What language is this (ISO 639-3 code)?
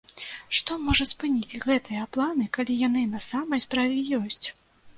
bel